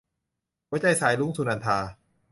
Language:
Thai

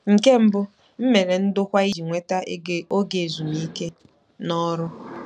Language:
Igbo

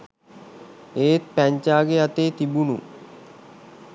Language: Sinhala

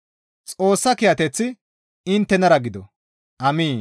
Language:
Gamo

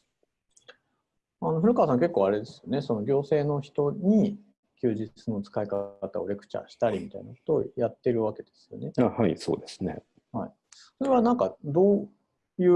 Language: Japanese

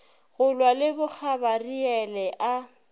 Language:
Northern Sotho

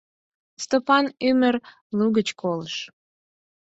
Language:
Mari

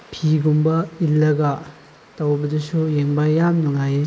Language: Manipuri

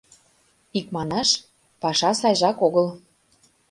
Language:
Mari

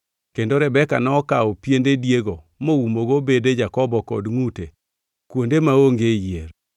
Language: Luo (Kenya and Tanzania)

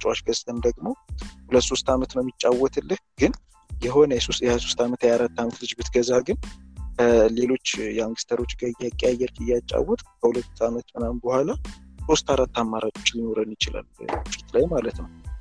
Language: Amharic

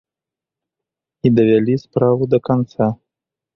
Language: Belarusian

